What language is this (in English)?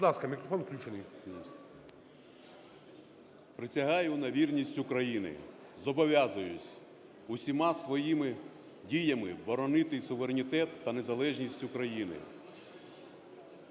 Ukrainian